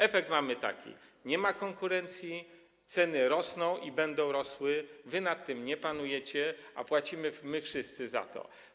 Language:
Polish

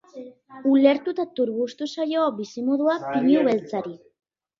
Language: Basque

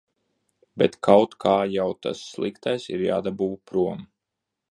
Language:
Latvian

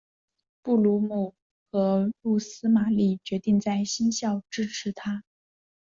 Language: Chinese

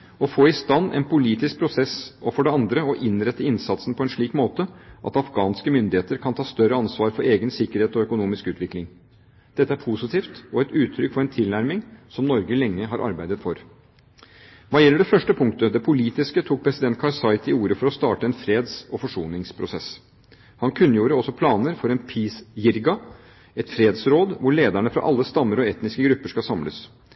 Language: Norwegian Bokmål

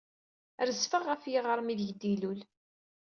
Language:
Kabyle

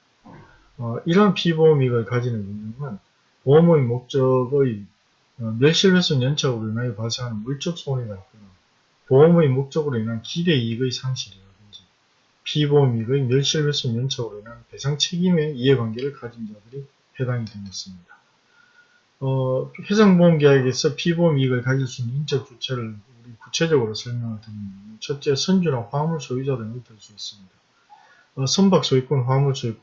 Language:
Korean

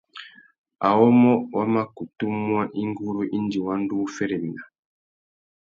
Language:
Tuki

